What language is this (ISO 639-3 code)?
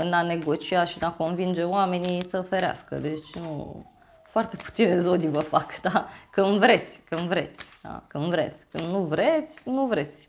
ron